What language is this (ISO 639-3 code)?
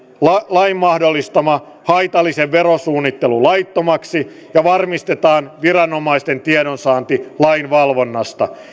fin